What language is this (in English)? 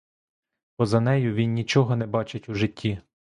Ukrainian